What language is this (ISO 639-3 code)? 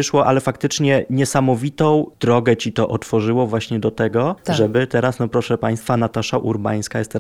pol